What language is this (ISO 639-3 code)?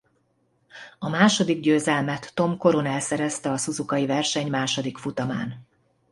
hun